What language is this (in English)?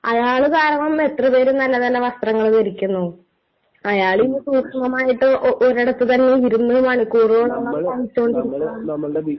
Malayalam